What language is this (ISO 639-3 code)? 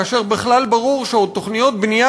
heb